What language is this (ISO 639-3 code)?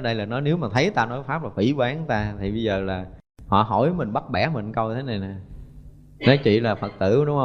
vie